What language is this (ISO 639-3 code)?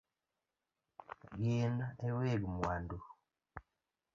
luo